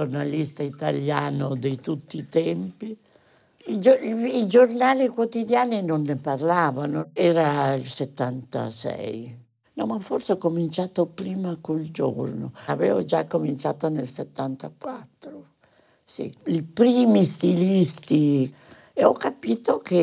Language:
Italian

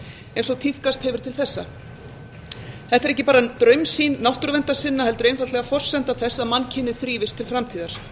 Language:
Icelandic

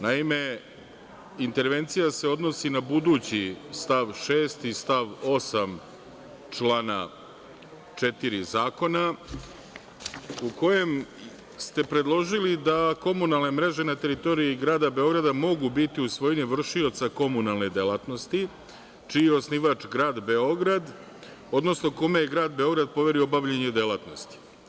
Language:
Serbian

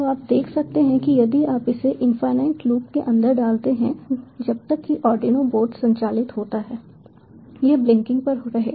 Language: Hindi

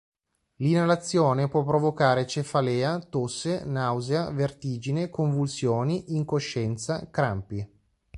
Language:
Italian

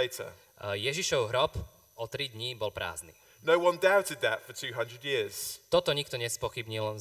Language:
Slovak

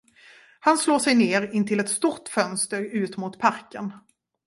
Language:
Swedish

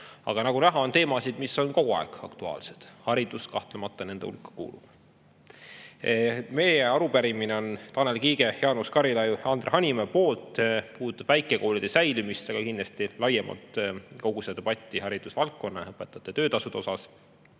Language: Estonian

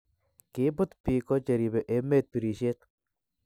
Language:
Kalenjin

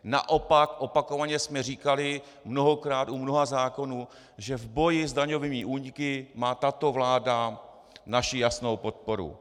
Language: Czech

